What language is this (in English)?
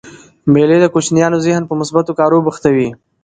Pashto